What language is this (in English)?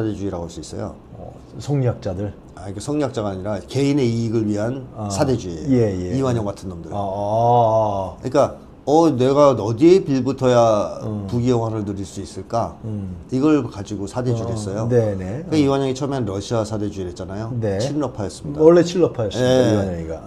Korean